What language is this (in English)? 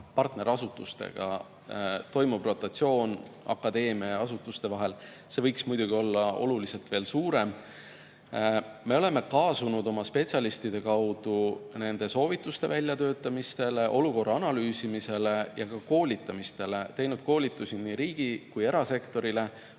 Estonian